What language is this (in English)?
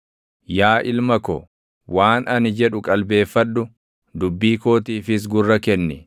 Oromo